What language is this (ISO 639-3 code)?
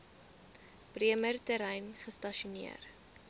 afr